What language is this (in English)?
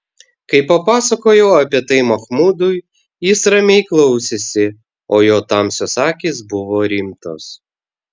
Lithuanian